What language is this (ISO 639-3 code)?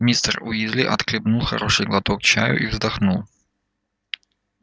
rus